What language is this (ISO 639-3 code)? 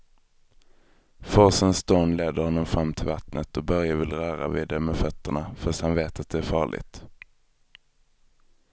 swe